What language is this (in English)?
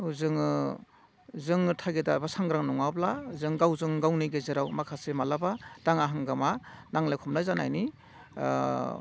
Bodo